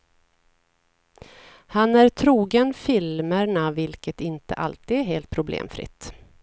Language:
Swedish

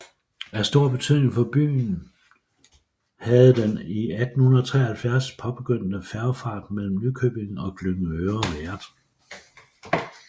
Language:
Danish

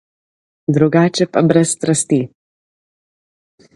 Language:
Slovenian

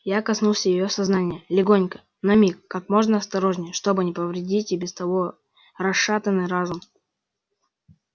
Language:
Russian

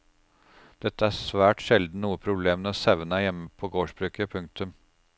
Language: Norwegian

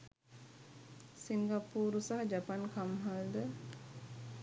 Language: Sinhala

